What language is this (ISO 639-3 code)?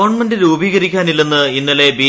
mal